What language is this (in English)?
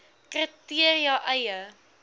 Afrikaans